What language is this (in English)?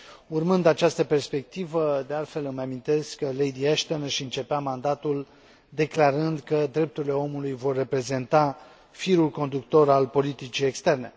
Romanian